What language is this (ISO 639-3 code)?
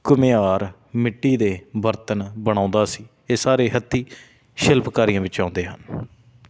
pan